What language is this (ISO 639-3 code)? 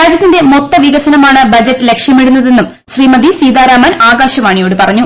mal